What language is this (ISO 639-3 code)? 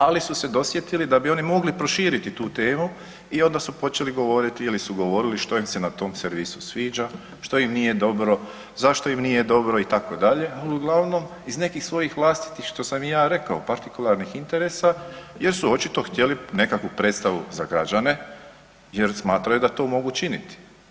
hrv